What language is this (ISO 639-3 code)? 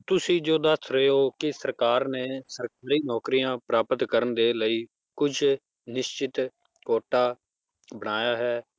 pan